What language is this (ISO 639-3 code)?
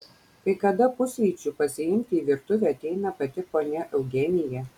lit